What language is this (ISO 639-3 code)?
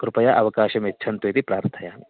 san